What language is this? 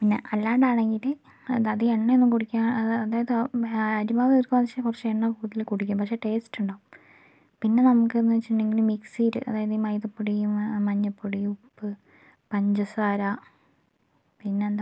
Malayalam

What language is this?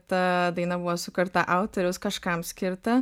Lithuanian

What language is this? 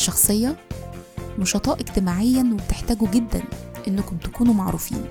Arabic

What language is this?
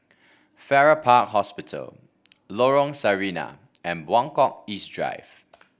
English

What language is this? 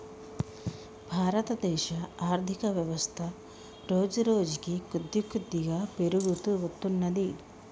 Telugu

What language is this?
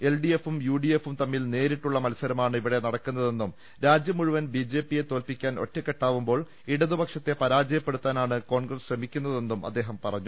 Malayalam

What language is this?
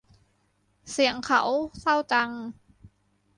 Thai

